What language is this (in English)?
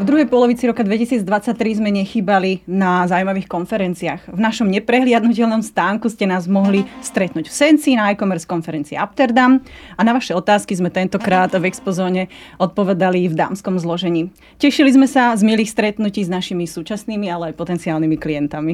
Slovak